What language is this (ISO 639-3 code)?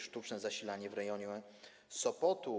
pol